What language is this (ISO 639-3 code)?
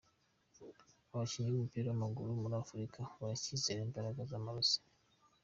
kin